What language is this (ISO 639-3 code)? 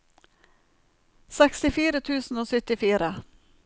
nor